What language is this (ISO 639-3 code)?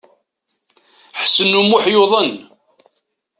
kab